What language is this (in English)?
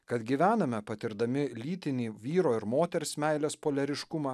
Lithuanian